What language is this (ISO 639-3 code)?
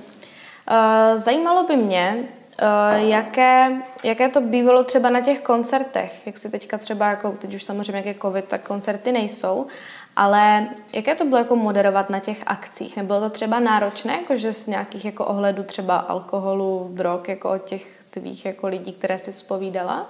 ces